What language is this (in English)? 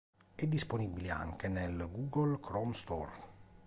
Italian